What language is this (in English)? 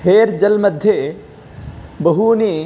Sanskrit